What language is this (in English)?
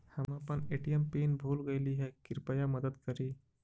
Magahi